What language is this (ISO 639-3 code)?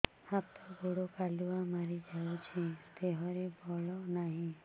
ori